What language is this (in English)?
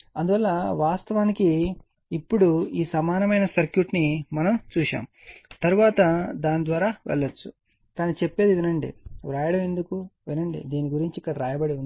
Telugu